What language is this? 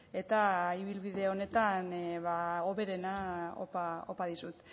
Basque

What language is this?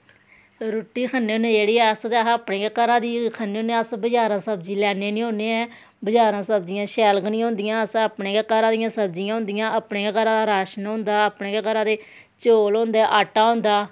Dogri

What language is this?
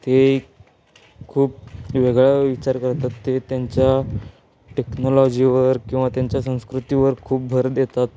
Marathi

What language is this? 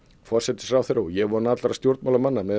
Icelandic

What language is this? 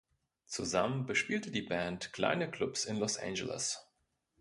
German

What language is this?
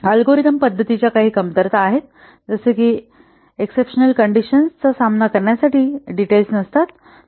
Marathi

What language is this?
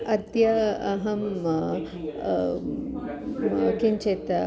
Sanskrit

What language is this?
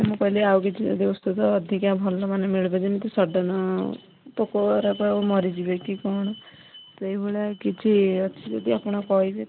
Odia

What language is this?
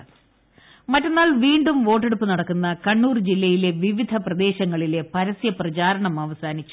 Malayalam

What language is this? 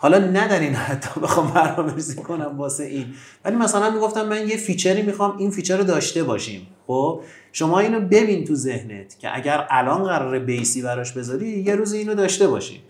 Persian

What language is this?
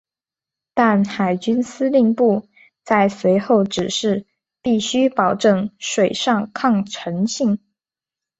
Chinese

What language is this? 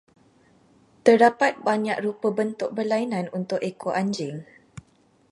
Malay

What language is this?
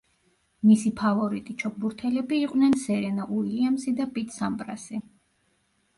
Georgian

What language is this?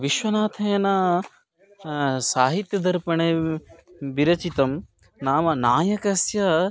Sanskrit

